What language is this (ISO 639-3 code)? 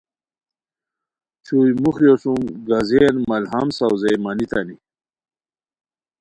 khw